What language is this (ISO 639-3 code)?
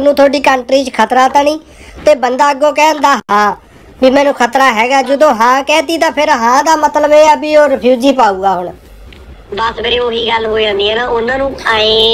pan